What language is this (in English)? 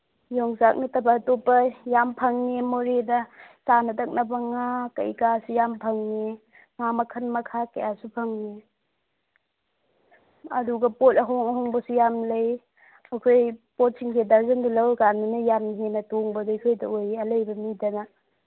Manipuri